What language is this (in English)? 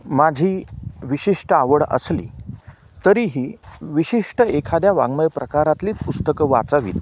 Marathi